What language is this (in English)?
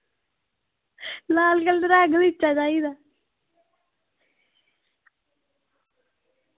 Dogri